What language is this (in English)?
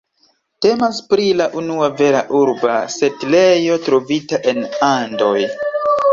Esperanto